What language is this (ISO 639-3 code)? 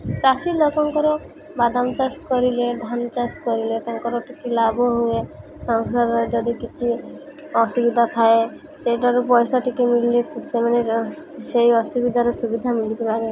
ori